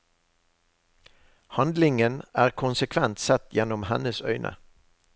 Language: Norwegian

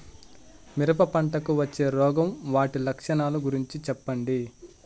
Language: Telugu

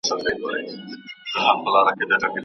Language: Pashto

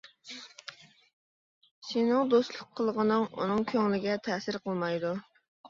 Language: Uyghur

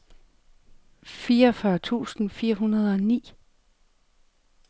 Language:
Danish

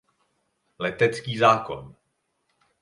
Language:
Czech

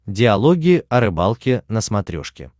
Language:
Russian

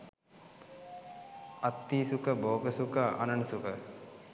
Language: Sinhala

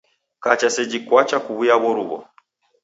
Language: Taita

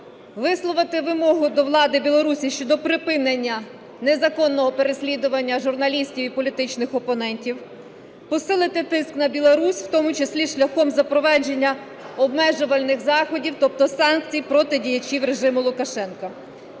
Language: Ukrainian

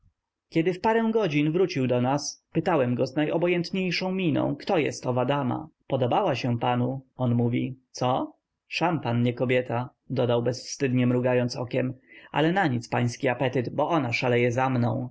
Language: Polish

